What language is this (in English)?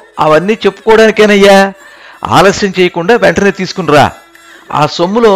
Telugu